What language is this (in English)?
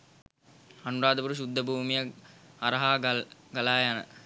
Sinhala